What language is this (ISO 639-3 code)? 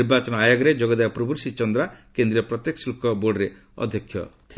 ori